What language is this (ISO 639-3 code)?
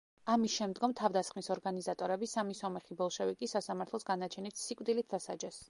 kat